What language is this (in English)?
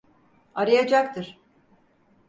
Turkish